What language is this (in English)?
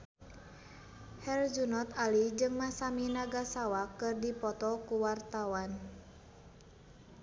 Sundanese